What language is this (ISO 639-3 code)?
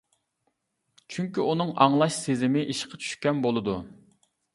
uig